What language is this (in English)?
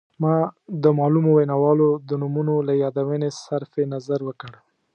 Pashto